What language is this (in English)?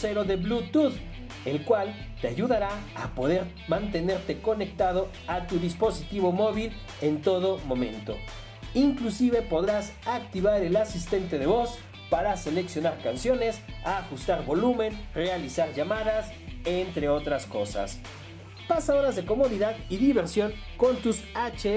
Spanish